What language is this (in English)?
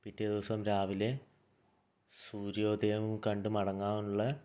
Malayalam